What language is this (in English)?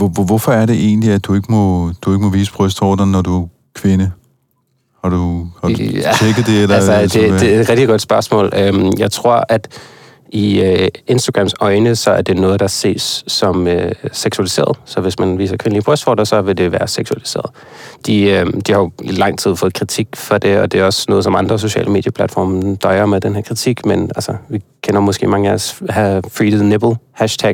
Danish